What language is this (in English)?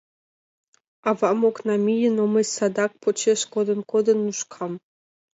Mari